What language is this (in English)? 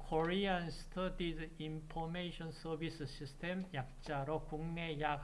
Korean